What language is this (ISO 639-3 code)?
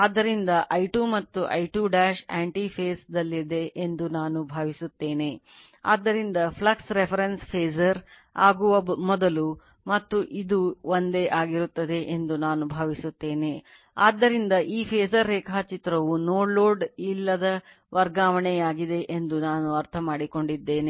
kan